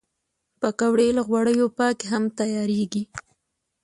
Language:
Pashto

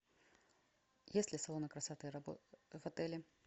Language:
Russian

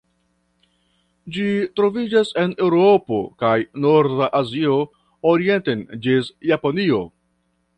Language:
Esperanto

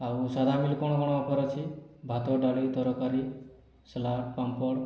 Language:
Odia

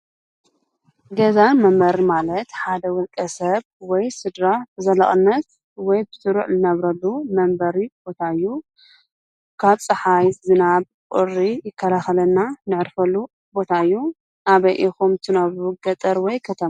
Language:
Tigrinya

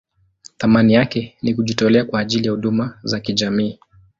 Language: Swahili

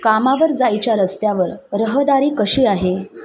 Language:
Marathi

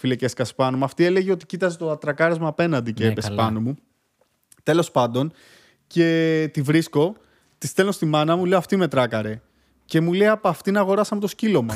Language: Greek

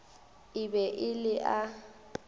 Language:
Northern Sotho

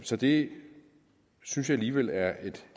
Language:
Danish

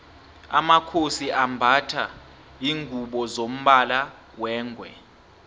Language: South Ndebele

